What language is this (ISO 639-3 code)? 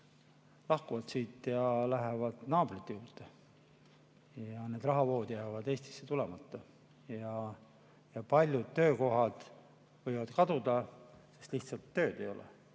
est